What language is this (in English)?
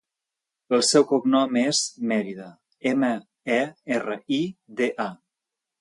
Catalan